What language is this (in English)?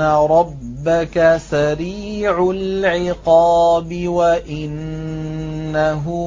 Arabic